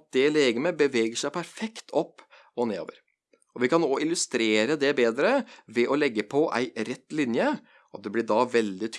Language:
Norwegian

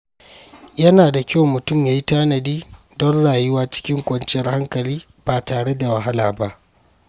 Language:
Hausa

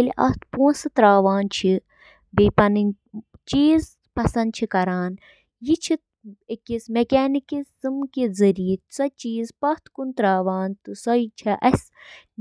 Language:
Kashmiri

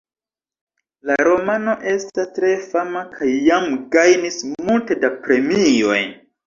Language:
Esperanto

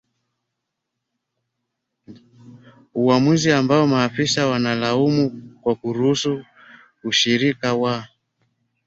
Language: Swahili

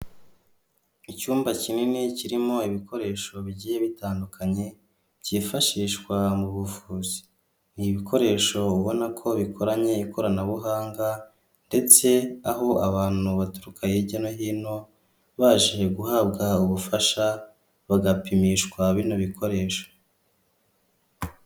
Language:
Kinyarwanda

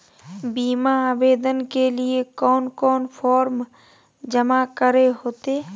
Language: Magahi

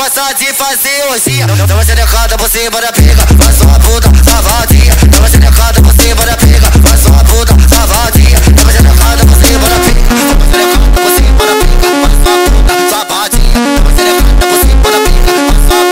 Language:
Arabic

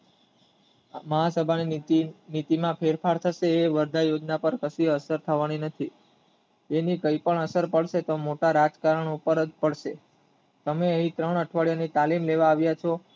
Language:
Gujarati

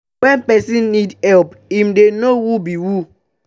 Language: Nigerian Pidgin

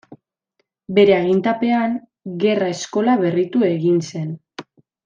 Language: Basque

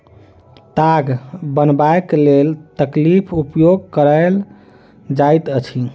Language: Maithili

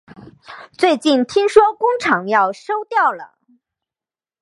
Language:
Chinese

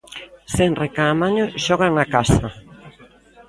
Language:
Galician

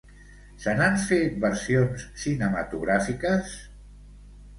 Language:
Catalan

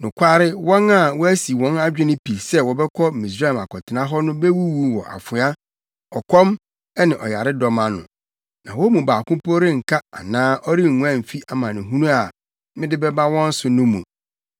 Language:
Akan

